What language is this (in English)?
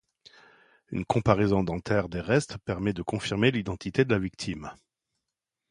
French